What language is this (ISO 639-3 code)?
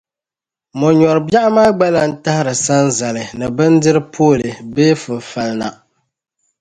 dag